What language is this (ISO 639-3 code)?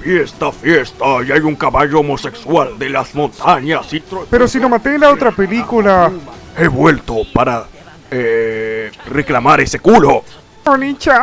spa